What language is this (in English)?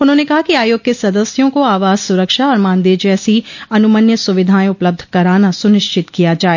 Hindi